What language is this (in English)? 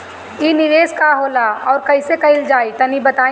Bhojpuri